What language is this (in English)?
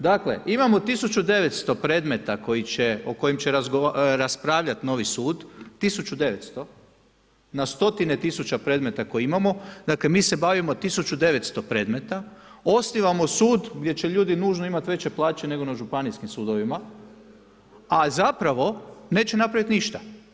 Croatian